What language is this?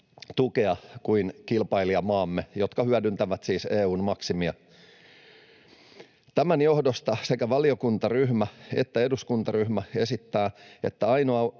Finnish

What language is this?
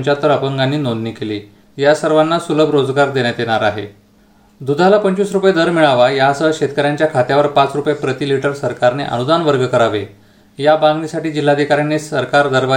Marathi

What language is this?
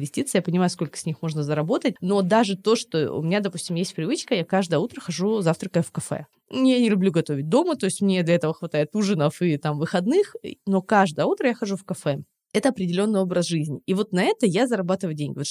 Russian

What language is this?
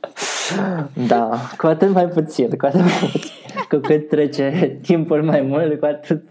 Romanian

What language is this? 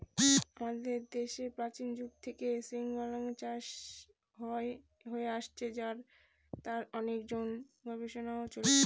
Bangla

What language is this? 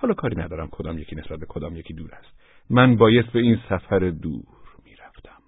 Persian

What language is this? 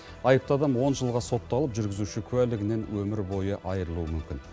Kazakh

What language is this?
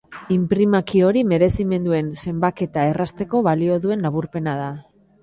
Basque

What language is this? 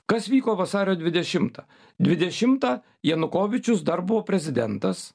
Lithuanian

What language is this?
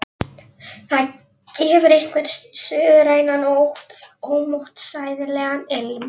Icelandic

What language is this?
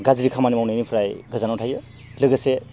Bodo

